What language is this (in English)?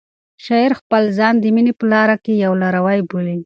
Pashto